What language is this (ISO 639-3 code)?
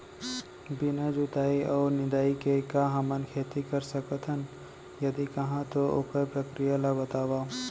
hne